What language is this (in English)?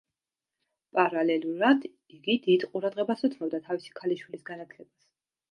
Georgian